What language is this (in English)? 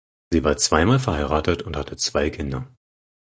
German